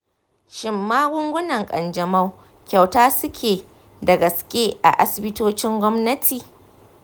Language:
Hausa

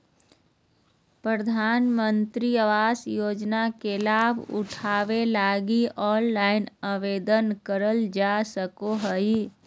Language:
Magahi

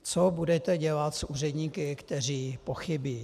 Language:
Czech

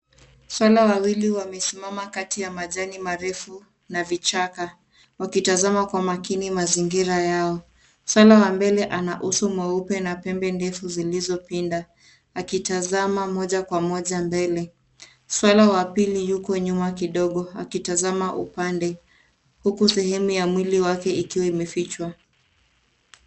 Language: Swahili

